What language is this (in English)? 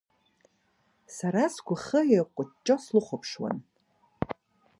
Abkhazian